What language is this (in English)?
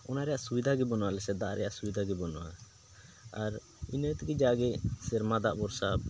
Santali